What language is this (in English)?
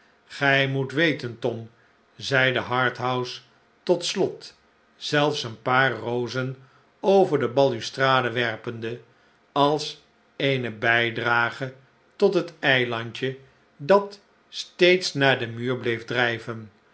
Dutch